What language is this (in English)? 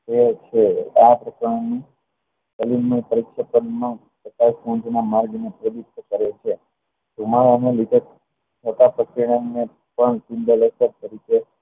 Gujarati